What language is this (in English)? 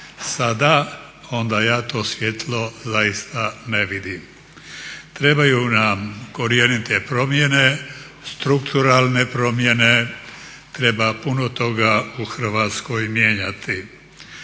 Croatian